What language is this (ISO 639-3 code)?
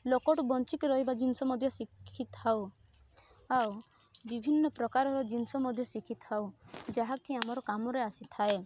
ori